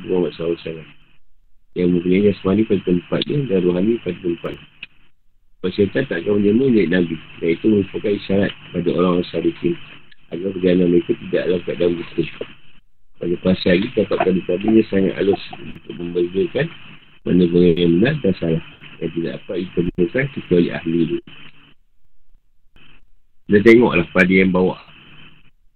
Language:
Malay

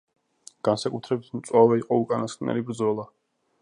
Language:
Georgian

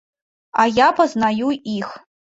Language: Belarusian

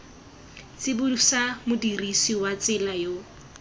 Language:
Tswana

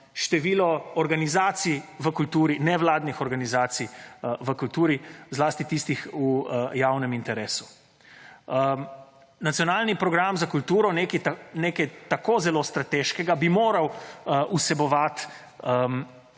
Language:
Slovenian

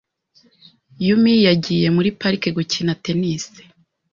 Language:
Kinyarwanda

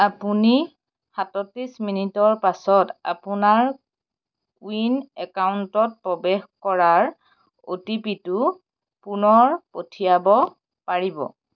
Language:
Assamese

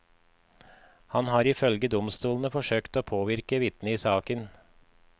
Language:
Norwegian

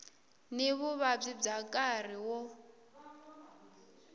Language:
Tsonga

